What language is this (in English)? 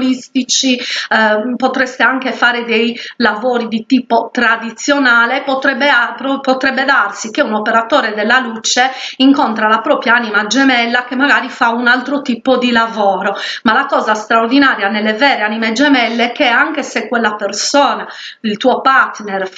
Italian